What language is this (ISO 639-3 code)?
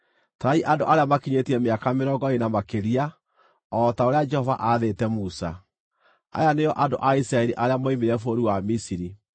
kik